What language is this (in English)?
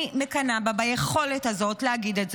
Hebrew